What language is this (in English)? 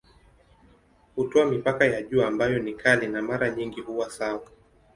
Swahili